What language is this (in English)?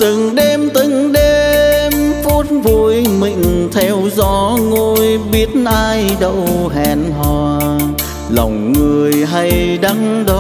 Vietnamese